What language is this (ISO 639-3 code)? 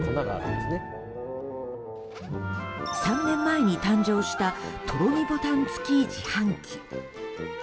jpn